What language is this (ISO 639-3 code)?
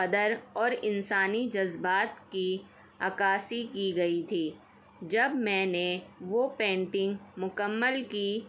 urd